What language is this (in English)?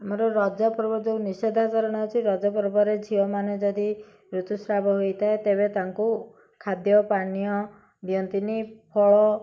Odia